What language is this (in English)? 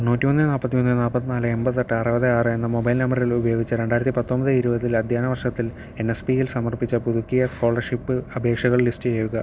Malayalam